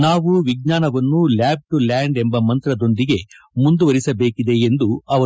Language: Kannada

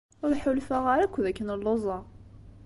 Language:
Kabyle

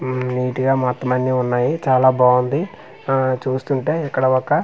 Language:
Telugu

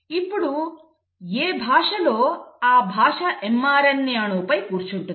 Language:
Telugu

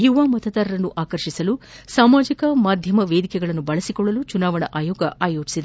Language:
Kannada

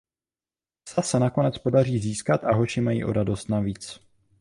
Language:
Czech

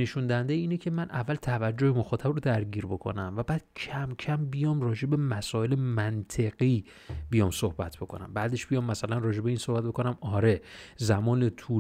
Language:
Persian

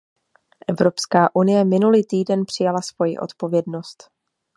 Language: Czech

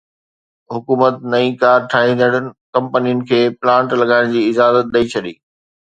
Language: Sindhi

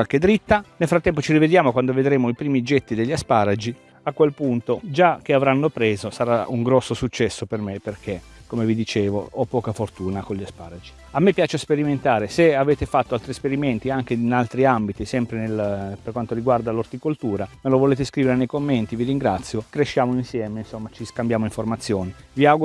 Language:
Italian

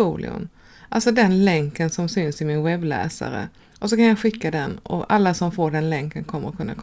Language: Swedish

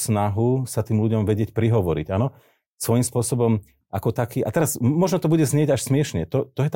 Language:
Slovak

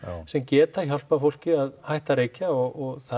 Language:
Icelandic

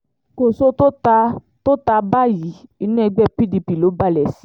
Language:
Yoruba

